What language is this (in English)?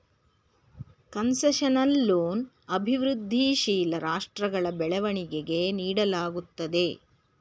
Kannada